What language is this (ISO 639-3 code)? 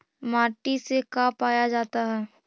mag